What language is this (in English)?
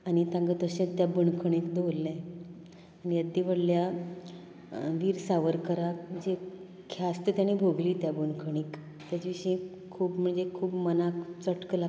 Konkani